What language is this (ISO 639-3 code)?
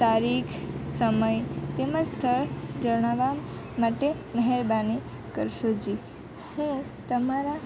guj